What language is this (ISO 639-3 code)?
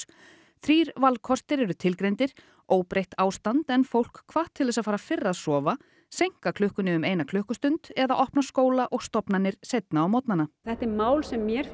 isl